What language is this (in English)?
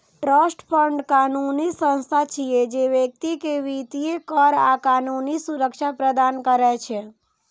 Maithili